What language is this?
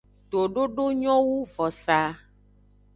Aja (Benin)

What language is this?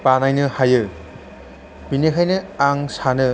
Bodo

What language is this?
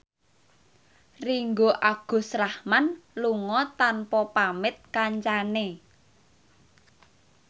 Javanese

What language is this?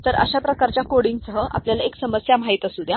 Marathi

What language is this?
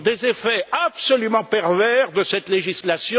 French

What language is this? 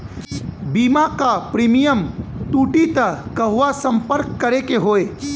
Bhojpuri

